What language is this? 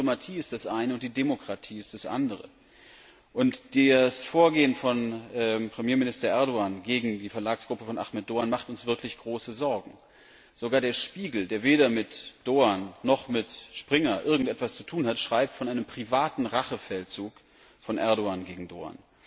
German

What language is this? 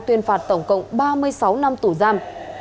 Vietnamese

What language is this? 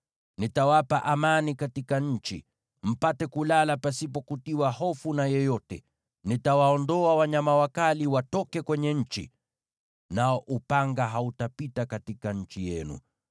Swahili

